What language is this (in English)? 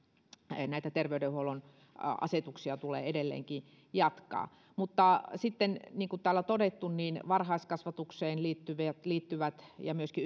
Finnish